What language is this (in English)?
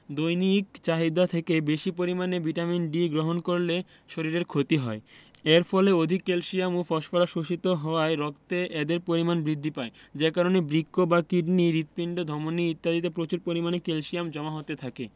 Bangla